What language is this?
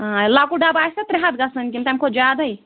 Kashmiri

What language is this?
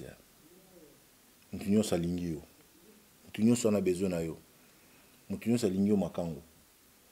French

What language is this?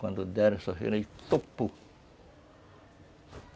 Portuguese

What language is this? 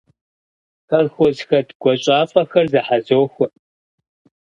Kabardian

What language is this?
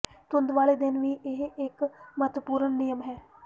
Punjabi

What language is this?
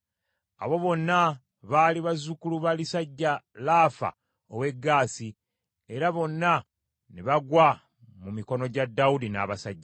Ganda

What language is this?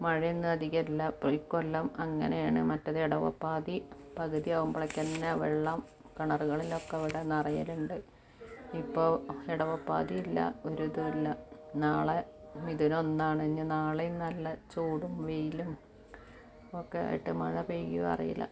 Malayalam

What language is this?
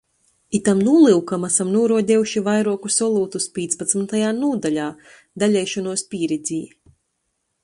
Latgalian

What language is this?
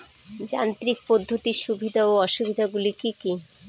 Bangla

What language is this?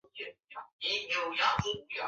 Chinese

